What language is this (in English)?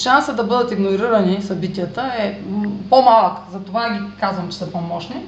Bulgarian